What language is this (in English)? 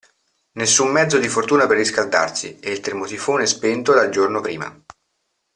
Italian